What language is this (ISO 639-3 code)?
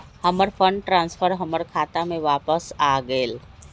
mag